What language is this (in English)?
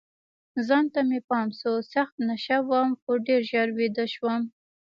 Pashto